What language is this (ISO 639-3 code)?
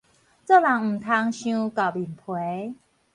nan